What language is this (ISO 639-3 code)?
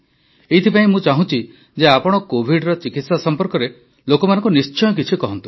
ori